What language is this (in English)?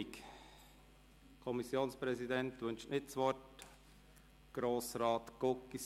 Swiss German